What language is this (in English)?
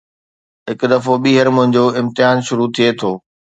Sindhi